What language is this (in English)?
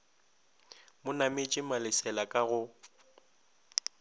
Northern Sotho